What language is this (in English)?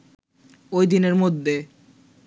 Bangla